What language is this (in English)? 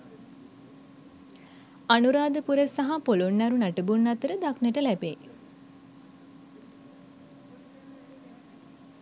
Sinhala